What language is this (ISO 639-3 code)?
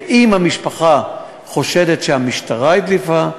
heb